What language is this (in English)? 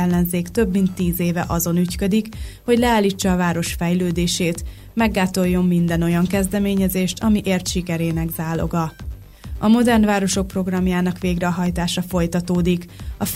Hungarian